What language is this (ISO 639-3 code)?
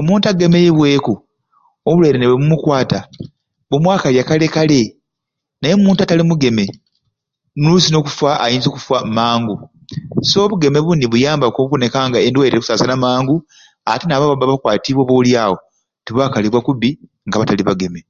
ruc